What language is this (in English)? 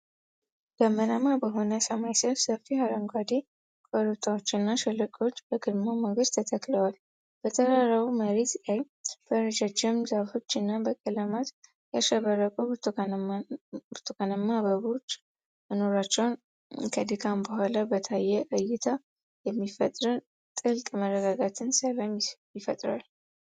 Amharic